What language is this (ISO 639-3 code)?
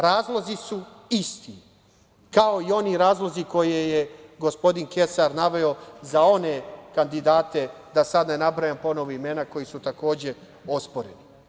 srp